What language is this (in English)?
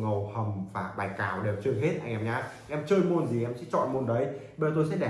Vietnamese